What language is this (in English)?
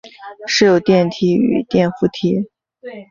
Chinese